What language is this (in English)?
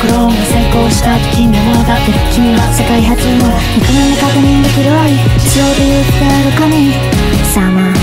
Japanese